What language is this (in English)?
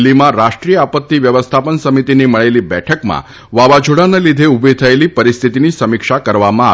Gujarati